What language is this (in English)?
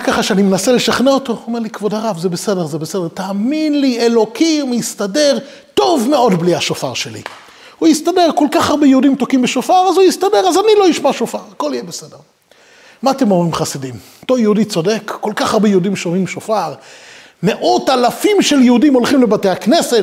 Hebrew